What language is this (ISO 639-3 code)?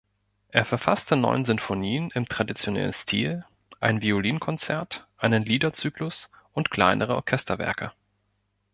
deu